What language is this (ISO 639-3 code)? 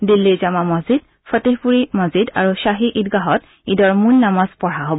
asm